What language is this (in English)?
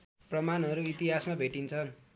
Nepali